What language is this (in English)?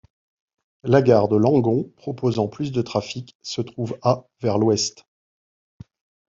French